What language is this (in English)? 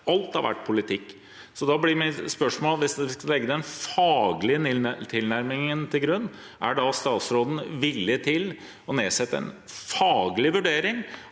Norwegian